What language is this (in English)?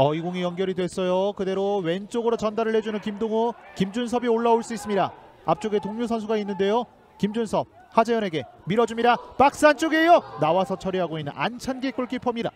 Korean